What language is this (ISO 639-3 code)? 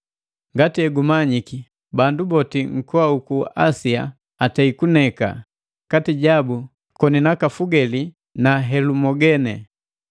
mgv